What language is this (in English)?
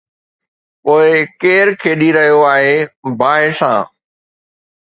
Sindhi